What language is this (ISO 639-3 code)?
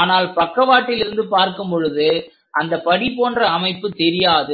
tam